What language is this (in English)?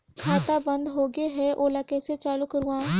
Chhattisgarhi